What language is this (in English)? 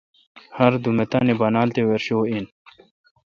Kalkoti